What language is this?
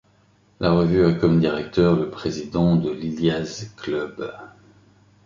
French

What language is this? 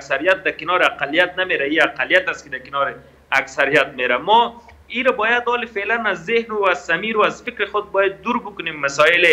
Persian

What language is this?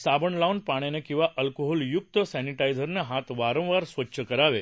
Marathi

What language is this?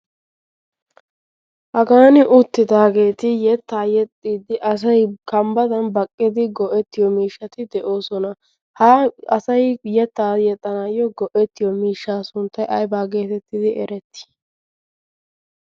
Wolaytta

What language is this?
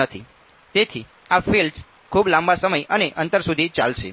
Gujarati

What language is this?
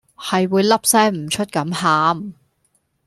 Cantonese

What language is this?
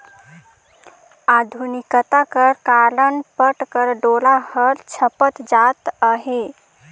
Chhattisgarhi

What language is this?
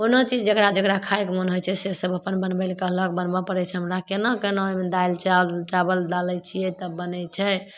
Maithili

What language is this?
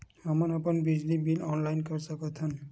Chhattisgarhi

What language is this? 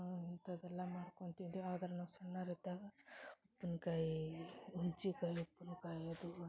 Kannada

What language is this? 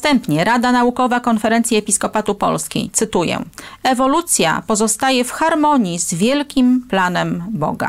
Polish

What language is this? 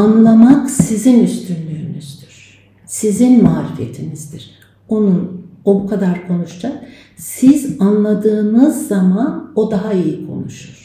Turkish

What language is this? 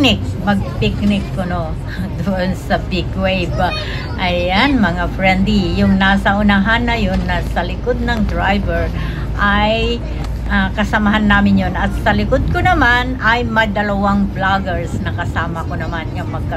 Filipino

